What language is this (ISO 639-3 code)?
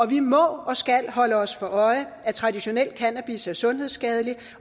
dan